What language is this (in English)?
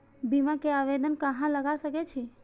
Maithili